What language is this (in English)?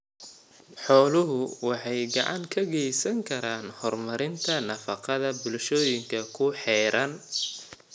Somali